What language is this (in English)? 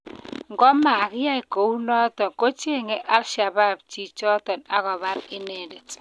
Kalenjin